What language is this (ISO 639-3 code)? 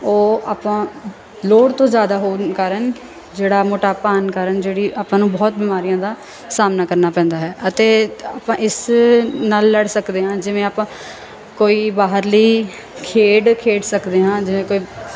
pan